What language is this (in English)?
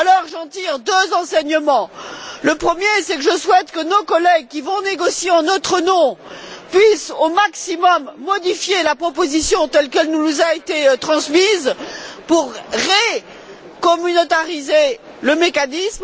French